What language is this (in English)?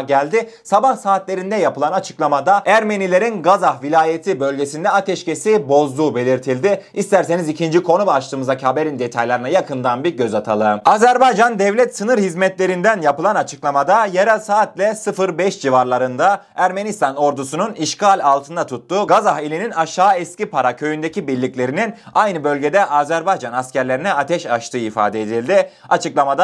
Turkish